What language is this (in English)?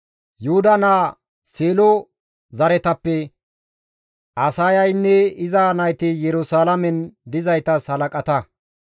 Gamo